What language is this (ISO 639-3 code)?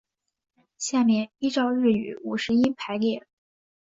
zho